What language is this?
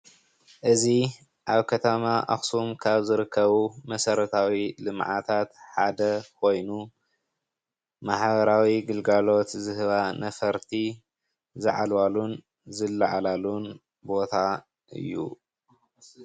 Tigrinya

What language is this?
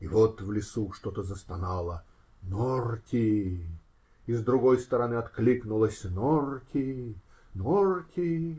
Russian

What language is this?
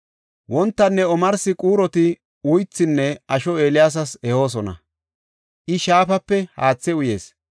Gofa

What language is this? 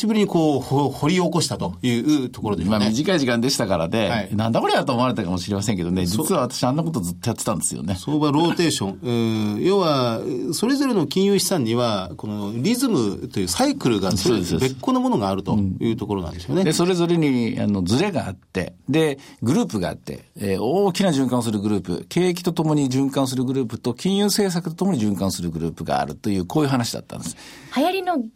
Japanese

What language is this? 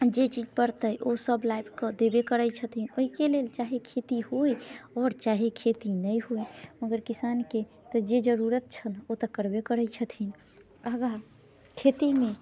Maithili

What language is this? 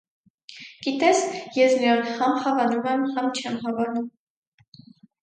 Armenian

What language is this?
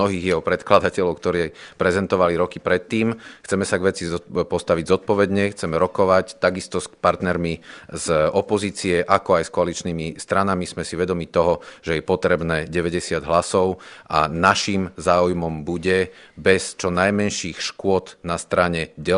Slovak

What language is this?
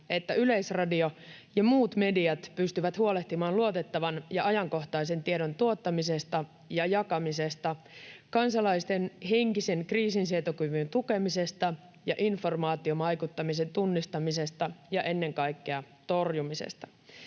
Finnish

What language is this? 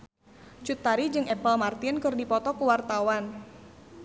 Sundanese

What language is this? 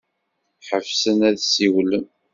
Kabyle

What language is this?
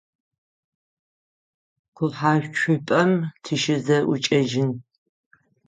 Adyghe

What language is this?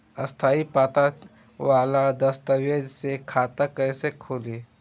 Bhojpuri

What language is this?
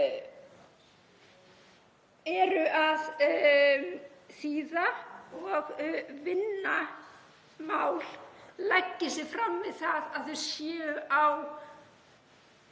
Icelandic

